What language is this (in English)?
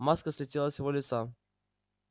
Russian